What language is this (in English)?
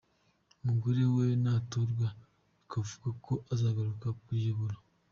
Kinyarwanda